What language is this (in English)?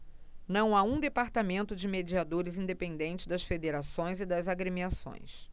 Portuguese